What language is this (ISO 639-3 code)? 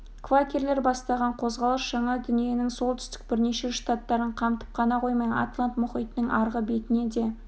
kaz